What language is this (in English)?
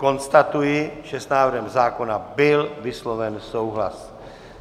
Czech